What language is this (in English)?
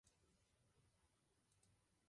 Czech